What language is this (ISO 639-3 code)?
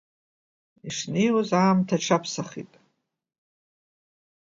abk